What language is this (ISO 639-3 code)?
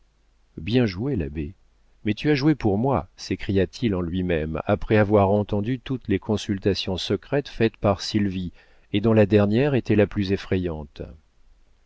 fra